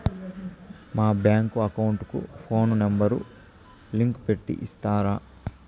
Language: Telugu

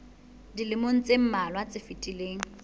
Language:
Southern Sotho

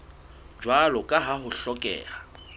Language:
Southern Sotho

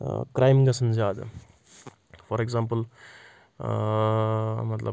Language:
Kashmiri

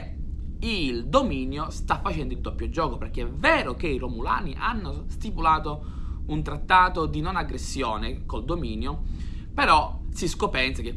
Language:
Italian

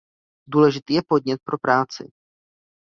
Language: Czech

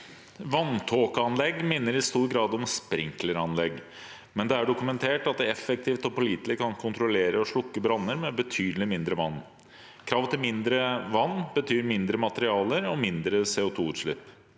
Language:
Norwegian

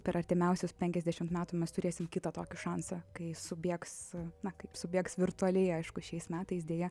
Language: Lithuanian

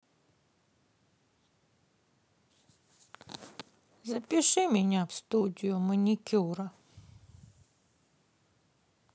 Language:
Russian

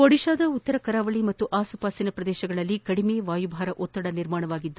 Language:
Kannada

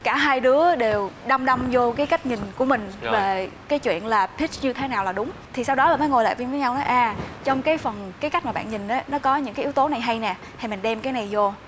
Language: Vietnamese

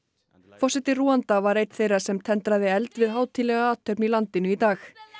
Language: Icelandic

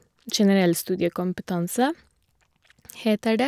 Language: Norwegian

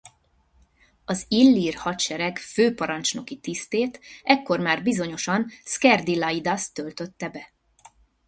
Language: Hungarian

